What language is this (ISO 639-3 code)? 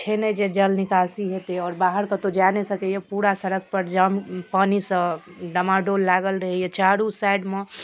mai